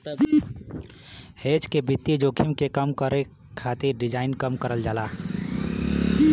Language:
Bhojpuri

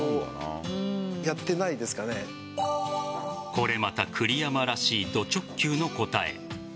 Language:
Japanese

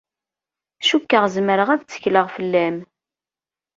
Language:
Kabyle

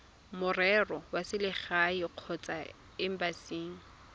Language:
Tswana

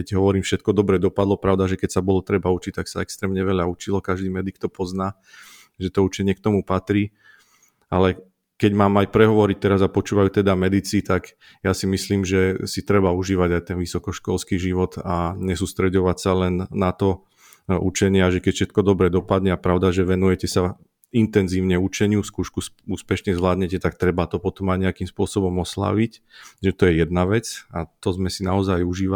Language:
Slovak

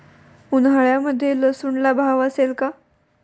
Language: Marathi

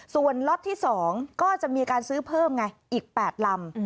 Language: Thai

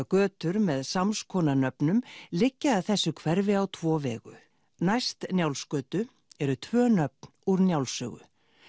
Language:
Icelandic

